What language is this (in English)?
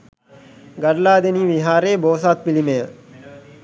Sinhala